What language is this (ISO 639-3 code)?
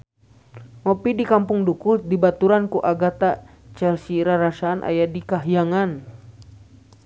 sun